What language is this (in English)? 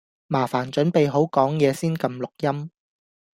Cantonese